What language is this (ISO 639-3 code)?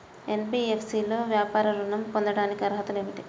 tel